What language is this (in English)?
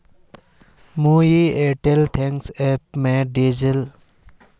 Magahi